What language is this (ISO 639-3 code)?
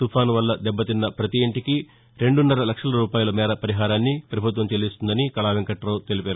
tel